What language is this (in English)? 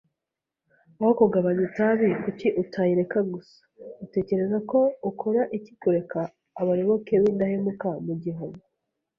Kinyarwanda